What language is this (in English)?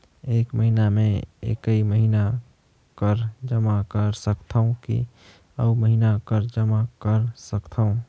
Chhattisgarhi